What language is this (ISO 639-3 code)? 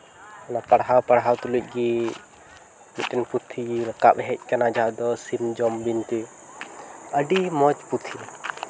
sat